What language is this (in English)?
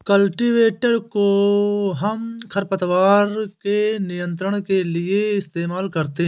Hindi